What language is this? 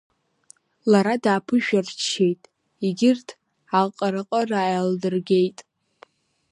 Abkhazian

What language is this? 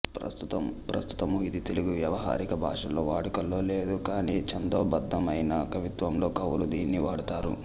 Telugu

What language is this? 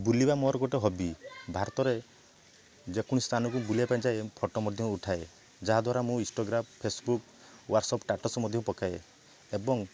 Odia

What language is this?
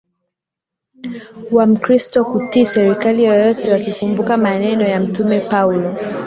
Swahili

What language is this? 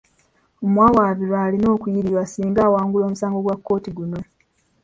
Ganda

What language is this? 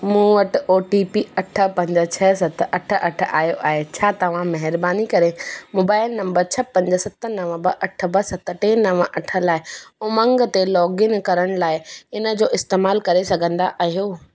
Sindhi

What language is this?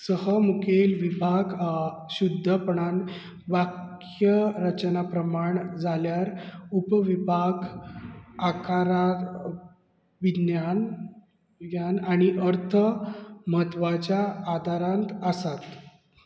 Konkani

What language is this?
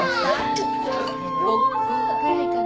Japanese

